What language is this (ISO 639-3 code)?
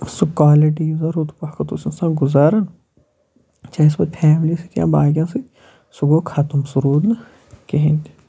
kas